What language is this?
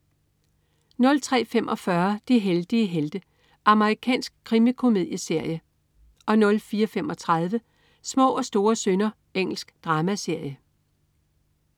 Danish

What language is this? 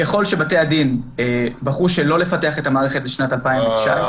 Hebrew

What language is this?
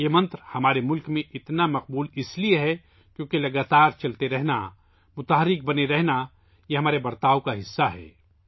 Urdu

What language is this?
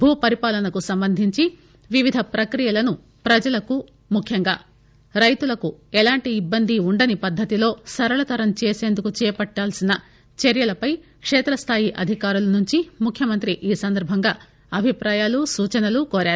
Telugu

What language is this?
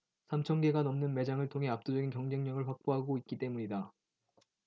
Korean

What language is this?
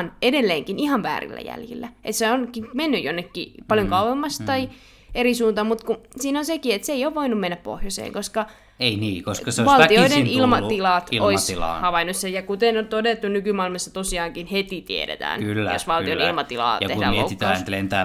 Finnish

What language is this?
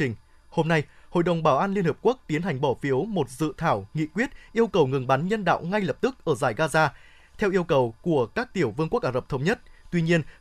Vietnamese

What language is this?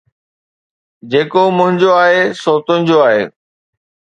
Sindhi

